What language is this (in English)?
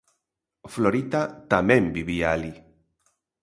Galician